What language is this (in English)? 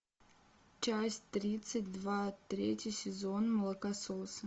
Russian